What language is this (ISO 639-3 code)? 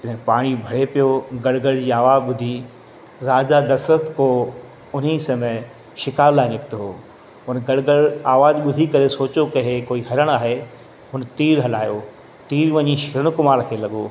snd